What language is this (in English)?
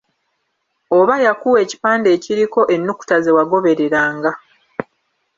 Ganda